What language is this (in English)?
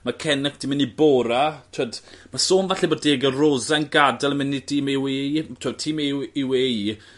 Welsh